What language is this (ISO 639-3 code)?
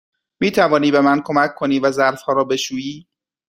fas